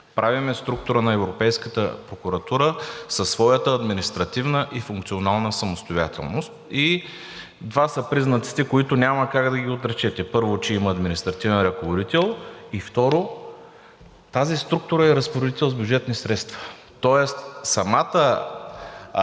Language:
Bulgarian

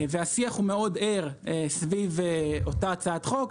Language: Hebrew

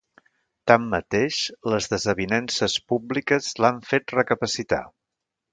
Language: Catalan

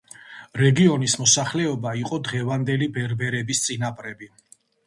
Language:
Georgian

